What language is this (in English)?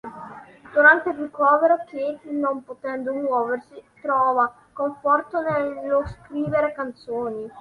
Italian